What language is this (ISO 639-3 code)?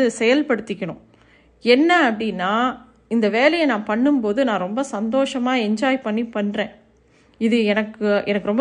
tam